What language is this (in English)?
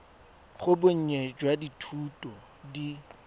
Tswana